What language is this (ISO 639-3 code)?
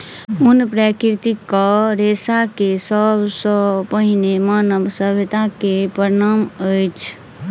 mai